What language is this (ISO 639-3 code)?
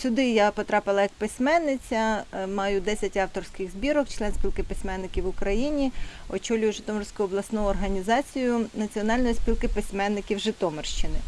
ukr